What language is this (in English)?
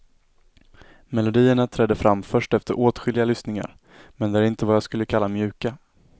Swedish